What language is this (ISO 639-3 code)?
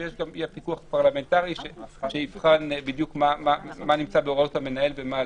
heb